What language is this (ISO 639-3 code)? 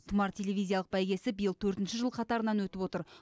kaz